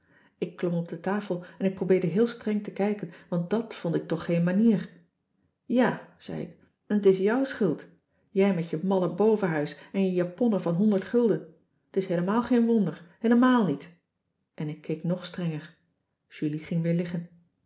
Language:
Dutch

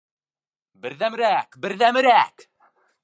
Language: Bashkir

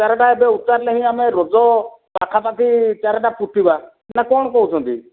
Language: Odia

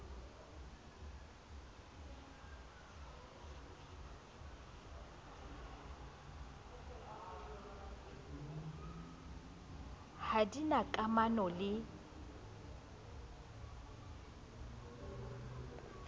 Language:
Southern Sotho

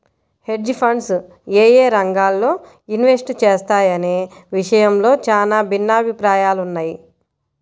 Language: Telugu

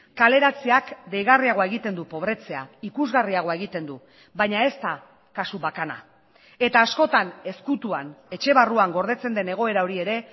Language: Basque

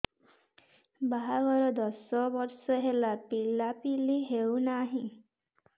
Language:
Odia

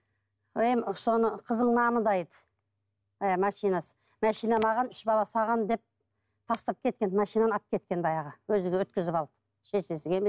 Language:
Kazakh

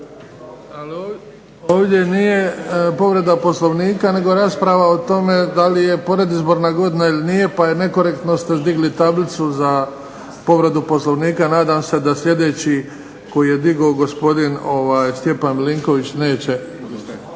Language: Croatian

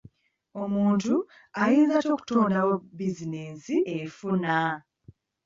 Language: Ganda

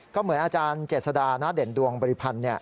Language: Thai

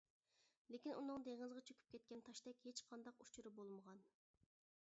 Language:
Uyghur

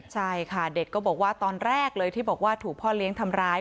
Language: Thai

